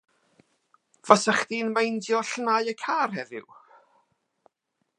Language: Welsh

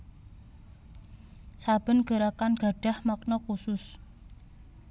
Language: Javanese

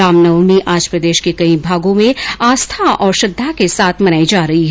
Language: Hindi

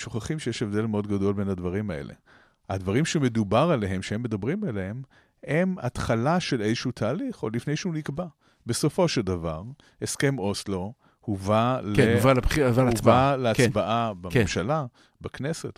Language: Hebrew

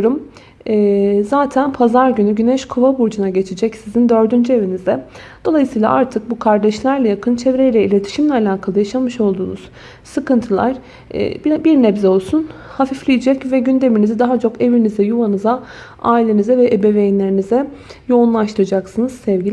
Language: Turkish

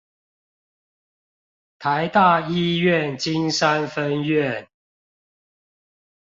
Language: Chinese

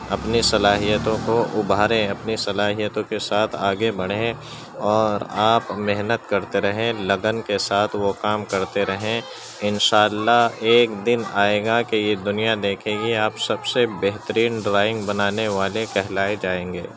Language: Urdu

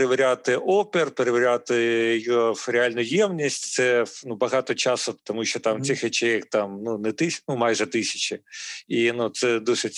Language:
Ukrainian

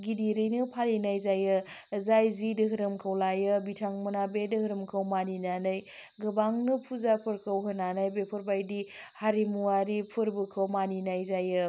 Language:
Bodo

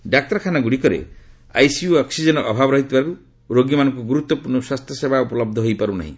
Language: Odia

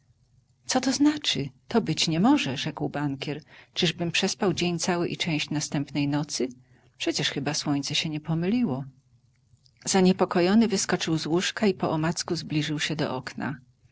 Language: Polish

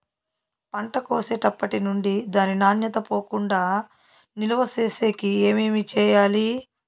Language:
Telugu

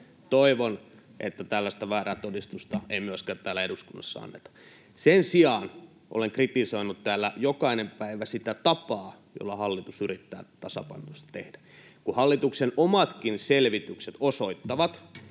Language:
Finnish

